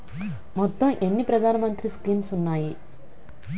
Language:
Telugu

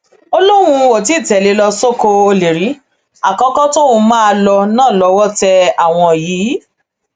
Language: Yoruba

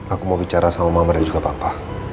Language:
Indonesian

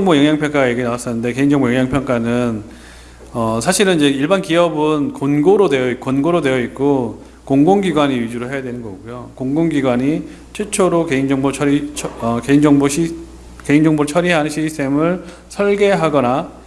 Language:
Korean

